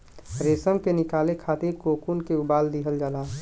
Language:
Bhojpuri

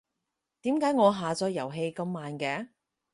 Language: Cantonese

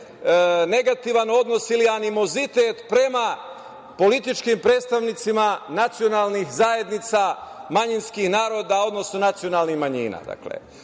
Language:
Serbian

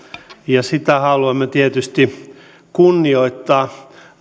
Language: Finnish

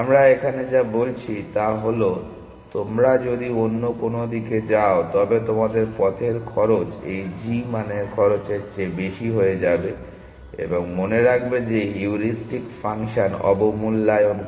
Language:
Bangla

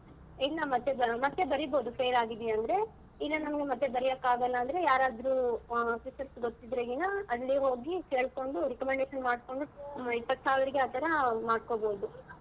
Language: Kannada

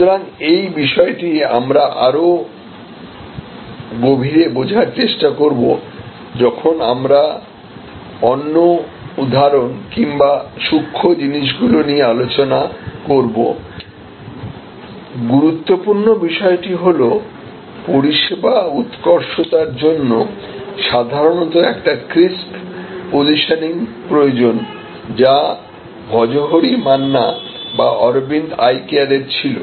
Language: Bangla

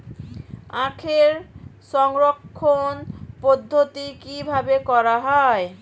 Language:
Bangla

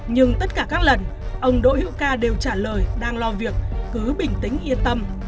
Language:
Vietnamese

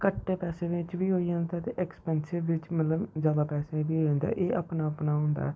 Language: Dogri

